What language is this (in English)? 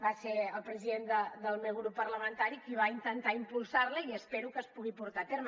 Catalan